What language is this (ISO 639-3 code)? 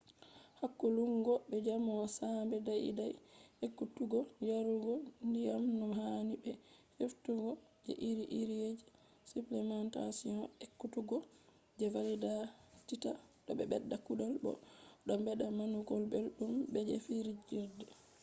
ful